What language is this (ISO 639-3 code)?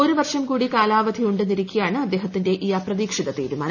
mal